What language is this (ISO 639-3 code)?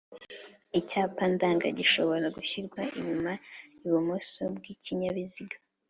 kin